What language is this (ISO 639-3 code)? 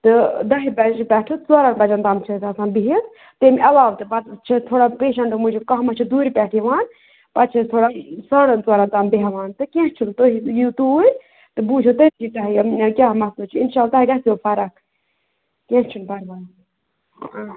kas